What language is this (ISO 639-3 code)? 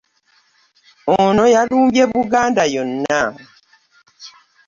lug